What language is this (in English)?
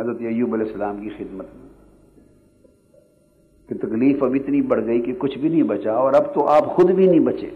Urdu